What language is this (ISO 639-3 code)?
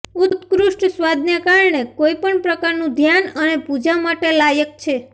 guj